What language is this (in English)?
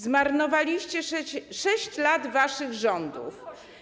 Polish